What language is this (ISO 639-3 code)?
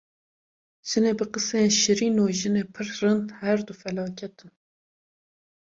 kur